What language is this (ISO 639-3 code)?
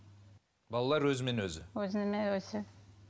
kaz